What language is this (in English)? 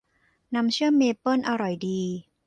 Thai